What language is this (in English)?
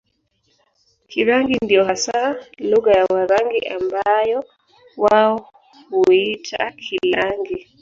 Swahili